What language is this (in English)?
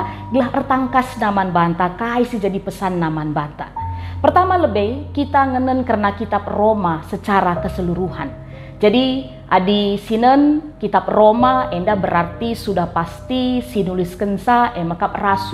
Indonesian